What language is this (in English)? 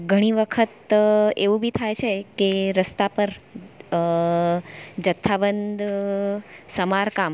Gujarati